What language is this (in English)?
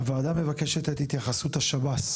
Hebrew